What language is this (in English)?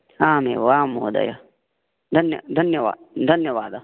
Sanskrit